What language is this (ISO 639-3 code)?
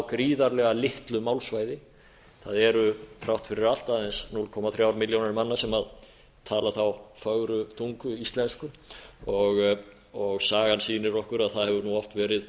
isl